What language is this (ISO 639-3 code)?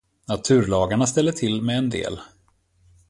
swe